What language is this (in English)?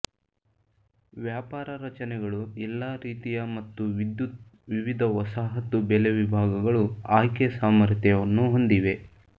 Kannada